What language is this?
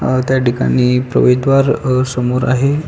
Marathi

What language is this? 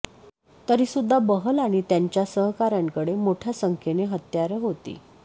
Marathi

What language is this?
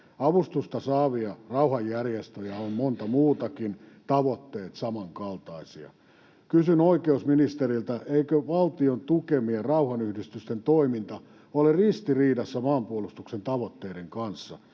Finnish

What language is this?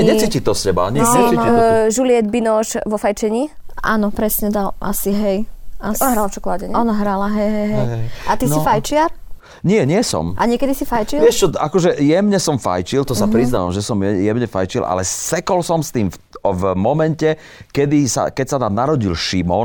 Slovak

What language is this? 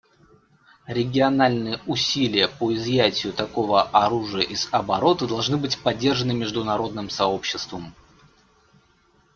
Russian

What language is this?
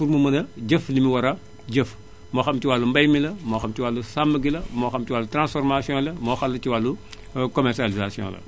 Wolof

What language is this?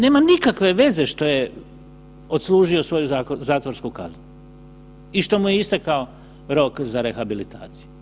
Croatian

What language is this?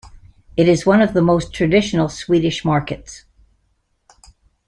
English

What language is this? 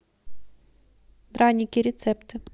Russian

